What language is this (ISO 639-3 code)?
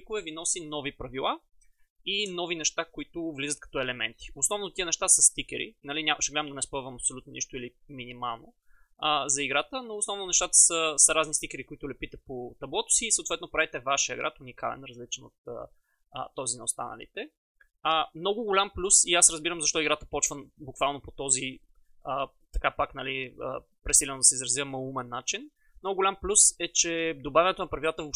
bul